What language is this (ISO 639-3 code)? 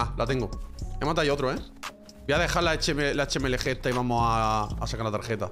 spa